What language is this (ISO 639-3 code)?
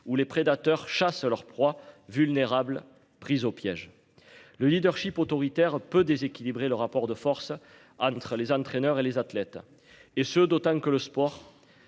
fra